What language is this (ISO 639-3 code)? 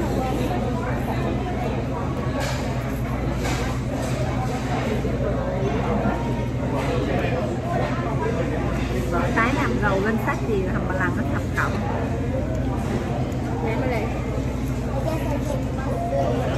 vie